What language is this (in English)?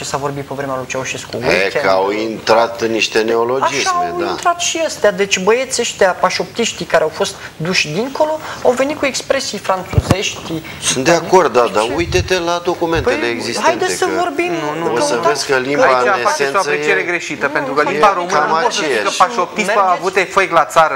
Romanian